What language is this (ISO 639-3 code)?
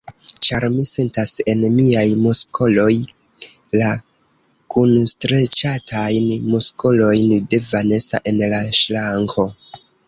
epo